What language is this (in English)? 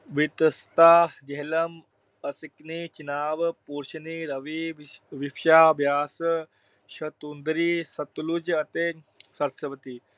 Punjabi